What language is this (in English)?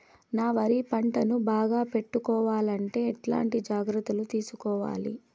Telugu